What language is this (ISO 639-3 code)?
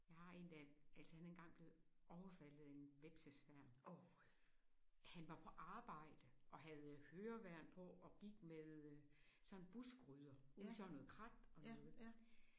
dan